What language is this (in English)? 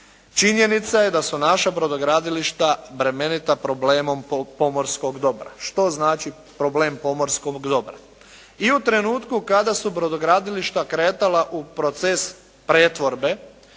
Croatian